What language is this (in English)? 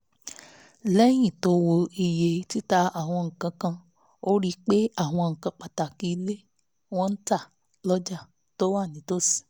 Yoruba